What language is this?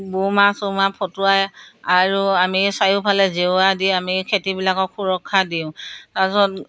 Assamese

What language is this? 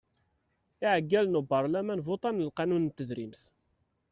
Kabyle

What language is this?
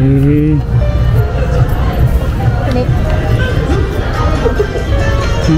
Japanese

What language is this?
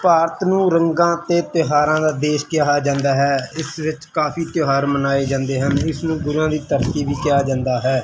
Punjabi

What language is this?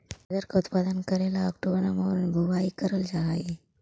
Magahi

